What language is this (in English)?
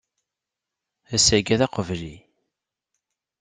Kabyle